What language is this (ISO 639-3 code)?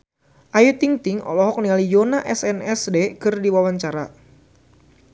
sun